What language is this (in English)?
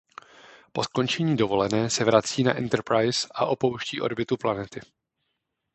Czech